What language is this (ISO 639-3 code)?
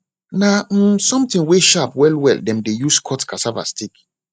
pcm